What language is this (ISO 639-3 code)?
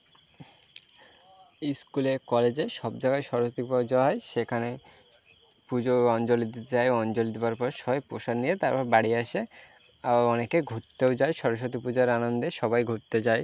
ben